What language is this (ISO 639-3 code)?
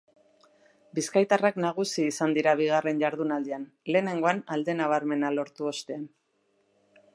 eus